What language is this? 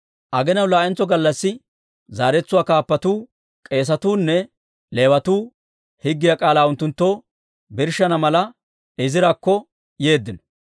Dawro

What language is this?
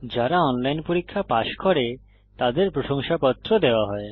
Bangla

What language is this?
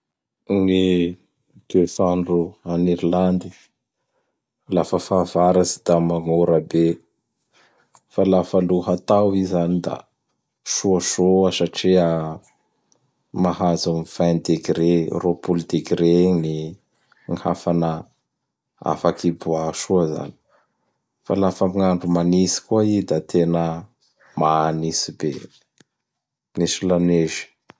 Bara Malagasy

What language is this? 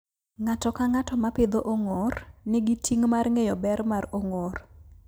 Luo (Kenya and Tanzania)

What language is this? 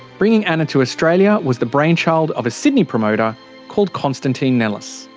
English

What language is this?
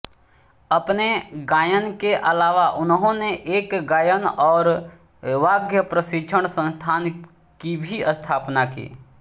Hindi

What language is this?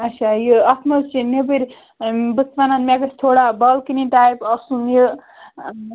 Kashmiri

